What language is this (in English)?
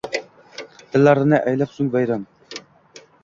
Uzbek